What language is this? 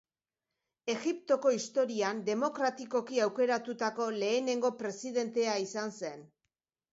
Basque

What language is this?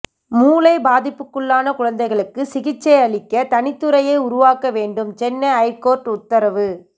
Tamil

